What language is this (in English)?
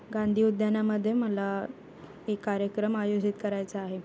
Marathi